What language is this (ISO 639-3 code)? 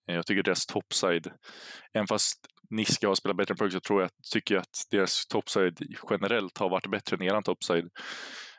swe